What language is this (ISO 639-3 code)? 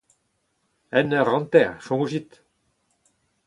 bre